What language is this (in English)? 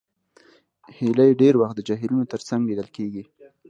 Pashto